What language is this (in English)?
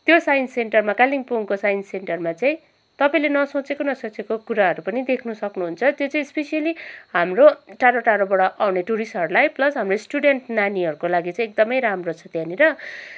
Nepali